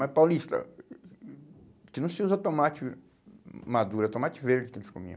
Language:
Portuguese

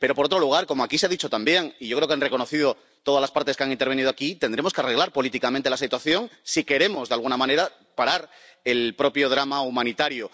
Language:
Spanish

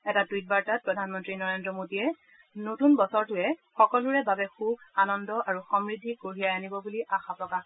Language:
Assamese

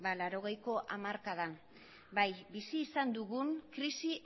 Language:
Basque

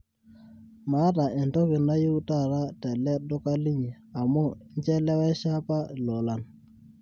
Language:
Masai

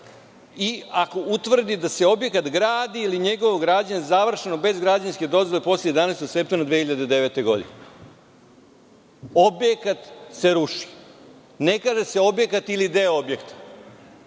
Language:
Serbian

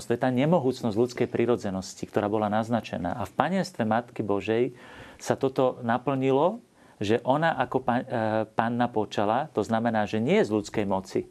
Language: Slovak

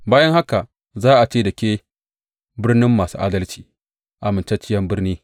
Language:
Hausa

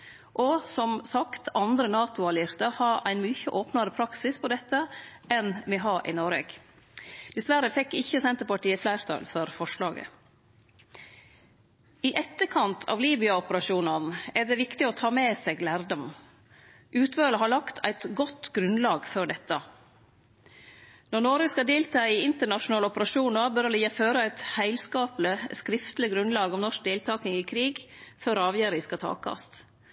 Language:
Norwegian Nynorsk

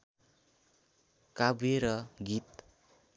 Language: Nepali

